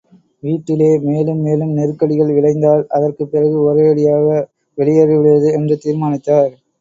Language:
Tamil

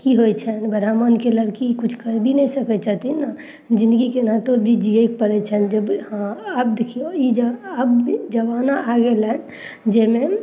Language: Maithili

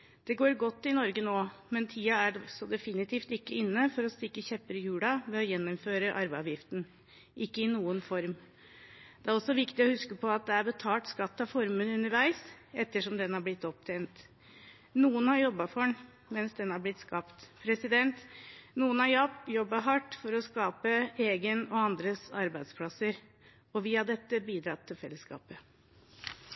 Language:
Norwegian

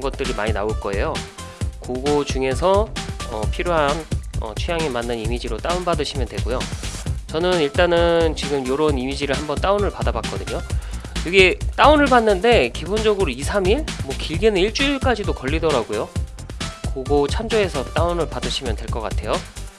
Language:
Korean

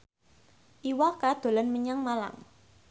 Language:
Javanese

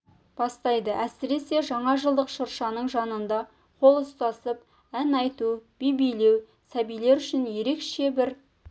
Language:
Kazakh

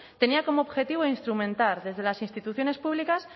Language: Spanish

